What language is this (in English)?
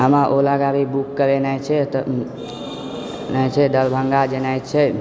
Maithili